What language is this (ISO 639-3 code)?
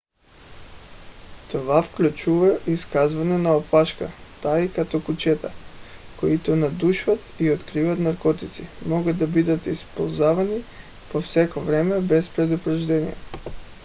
bul